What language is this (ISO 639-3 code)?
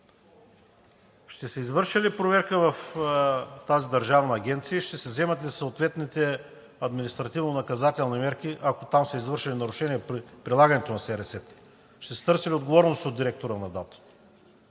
bul